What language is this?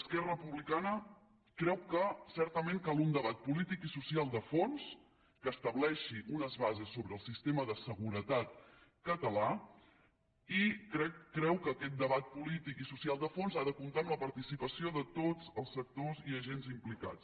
Catalan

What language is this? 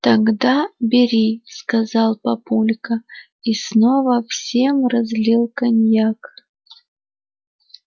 Russian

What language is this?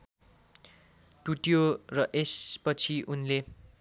Nepali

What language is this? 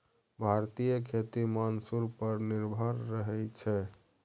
Maithili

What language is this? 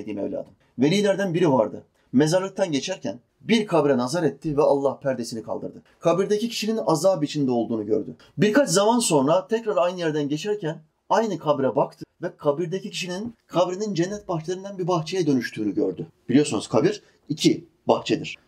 Turkish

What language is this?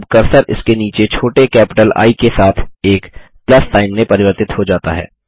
Hindi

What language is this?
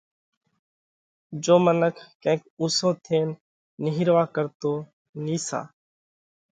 Parkari Koli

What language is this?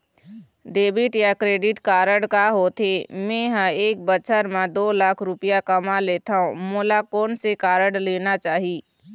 Chhattisgarhi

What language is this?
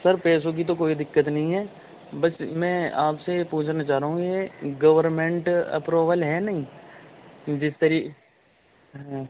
Urdu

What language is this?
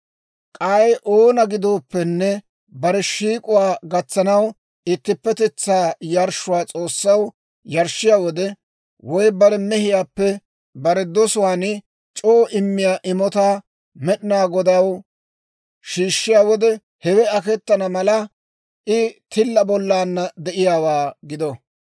Dawro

